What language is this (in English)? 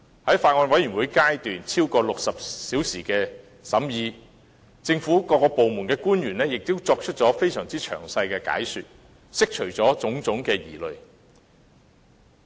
Cantonese